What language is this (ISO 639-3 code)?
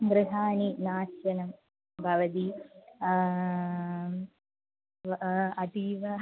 san